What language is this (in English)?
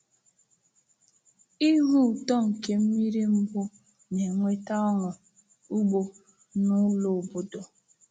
Igbo